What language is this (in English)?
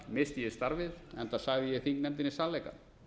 Icelandic